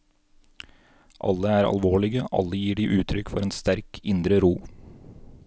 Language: Norwegian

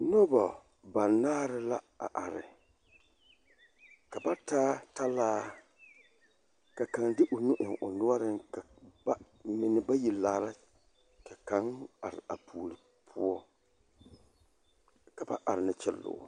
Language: Southern Dagaare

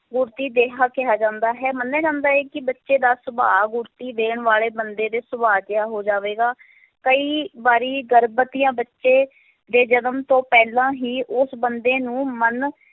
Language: Punjabi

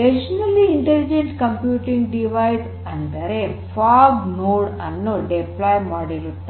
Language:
Kannada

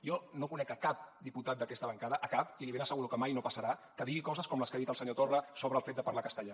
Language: Catalan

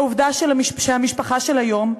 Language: Hebrew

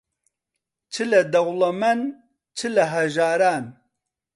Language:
Central Kurdish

